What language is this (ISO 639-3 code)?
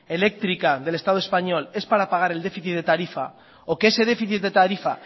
spa